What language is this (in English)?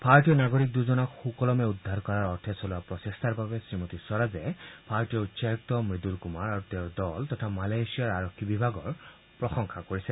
Assamese